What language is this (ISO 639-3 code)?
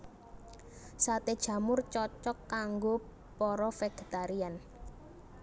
jav